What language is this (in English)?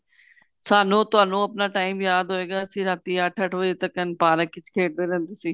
Punjabi